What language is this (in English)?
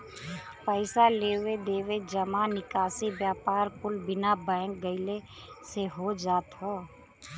Bhojpuri